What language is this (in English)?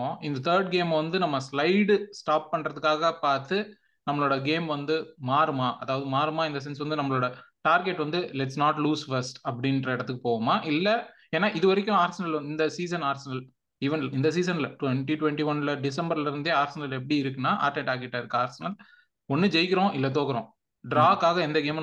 Tamil